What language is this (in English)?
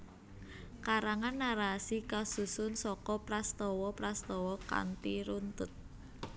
Javanese